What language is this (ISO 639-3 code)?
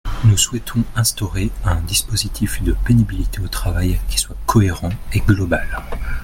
fra